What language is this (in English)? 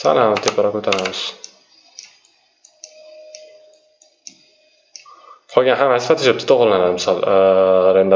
Turkish